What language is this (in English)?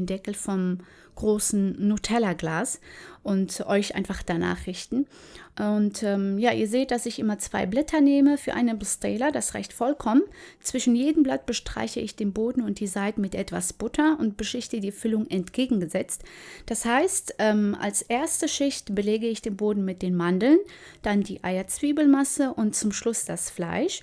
German